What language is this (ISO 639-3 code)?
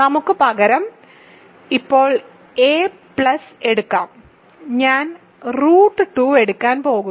mal